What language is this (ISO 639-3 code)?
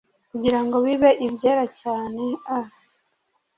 kin